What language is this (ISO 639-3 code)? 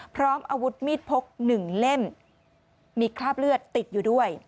tha